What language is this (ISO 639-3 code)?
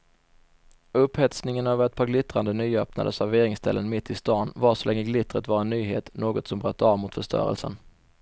swe